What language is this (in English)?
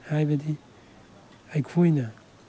Manipuri